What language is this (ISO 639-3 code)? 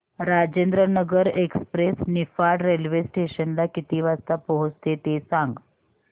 mar